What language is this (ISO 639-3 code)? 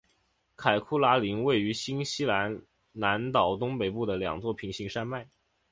zho